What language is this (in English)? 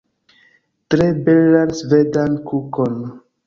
Esperanto